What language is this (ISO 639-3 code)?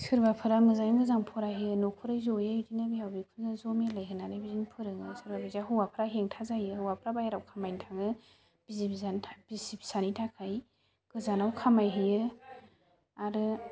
brx